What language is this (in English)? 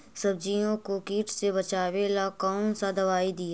Magahi